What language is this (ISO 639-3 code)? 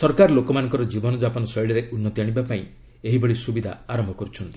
ori